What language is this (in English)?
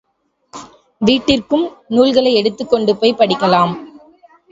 Tamil